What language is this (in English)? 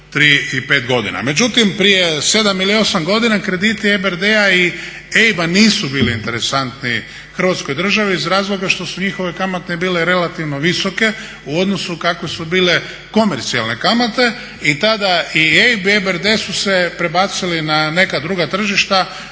Croatian